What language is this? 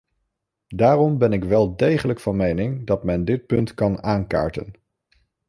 Dutch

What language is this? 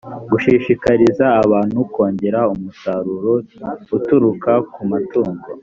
Kinyarwanda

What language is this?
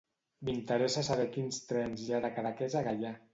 Catalan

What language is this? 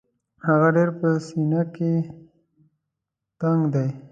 Pashto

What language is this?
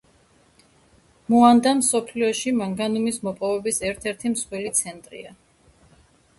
Georgian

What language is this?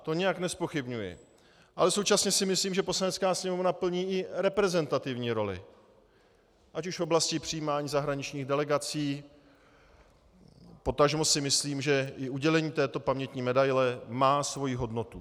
Czech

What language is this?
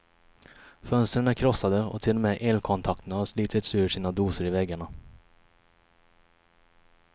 Swedish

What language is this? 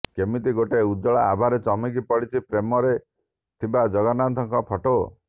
Odia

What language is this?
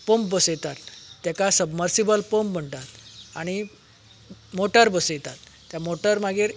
Konkani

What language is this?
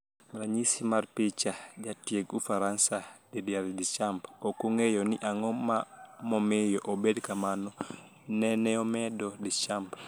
Luo (Kenya and Tanzania)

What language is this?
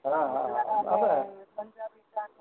Gujarati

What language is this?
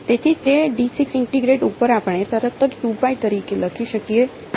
Gujarati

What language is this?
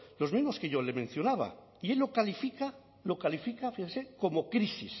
Spanish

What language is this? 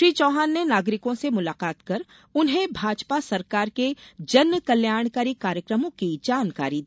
Hindi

